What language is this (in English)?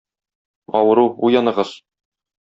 Tatar